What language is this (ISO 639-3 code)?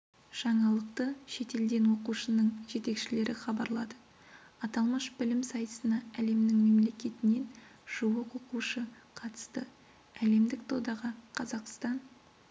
kaz